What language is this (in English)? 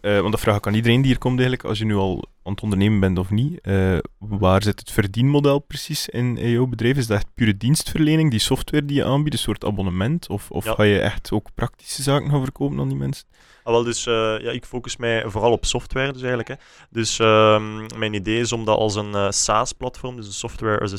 Dutch